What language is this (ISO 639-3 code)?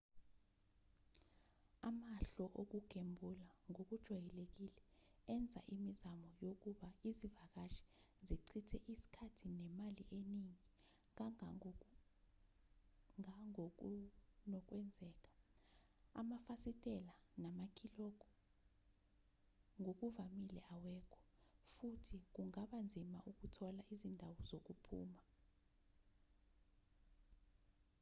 zul